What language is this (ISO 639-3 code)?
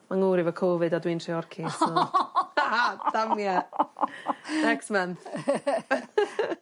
cym